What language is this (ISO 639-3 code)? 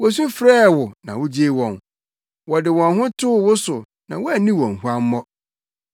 aka